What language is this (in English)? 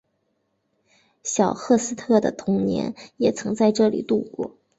Chinese